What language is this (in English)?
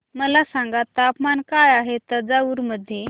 Marathi